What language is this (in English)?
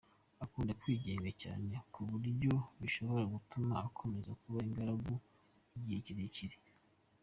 Kinyarwanda